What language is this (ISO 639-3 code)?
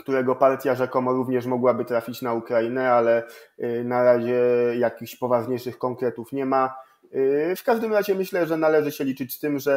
pol